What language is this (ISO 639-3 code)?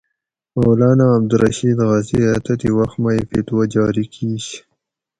gwc